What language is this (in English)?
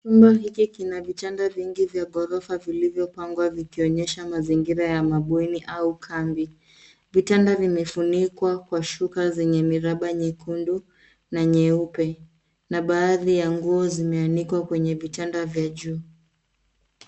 Swahili